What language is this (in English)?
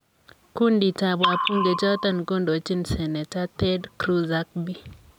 Kalenjin